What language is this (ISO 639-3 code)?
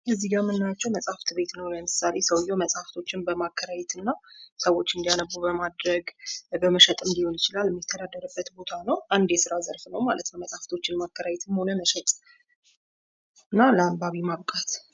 amh